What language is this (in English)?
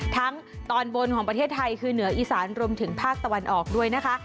Thai